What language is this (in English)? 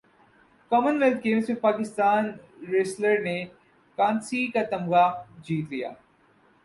Urdu